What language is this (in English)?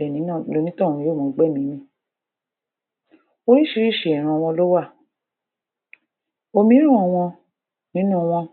Yoruba